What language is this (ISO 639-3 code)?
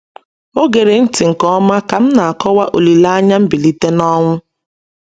ibo